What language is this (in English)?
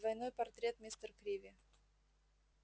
Russian